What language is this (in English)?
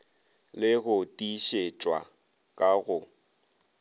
Northern Sotho